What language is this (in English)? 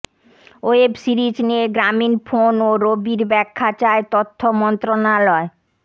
Bangla